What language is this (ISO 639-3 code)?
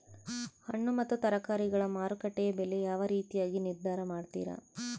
kan